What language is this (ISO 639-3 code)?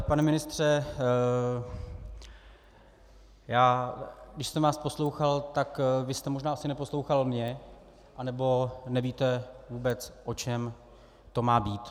ces